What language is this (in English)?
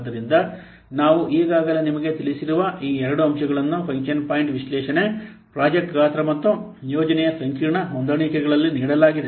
Kannada